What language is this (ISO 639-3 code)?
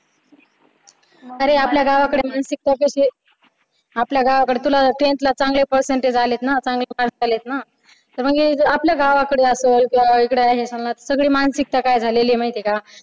mar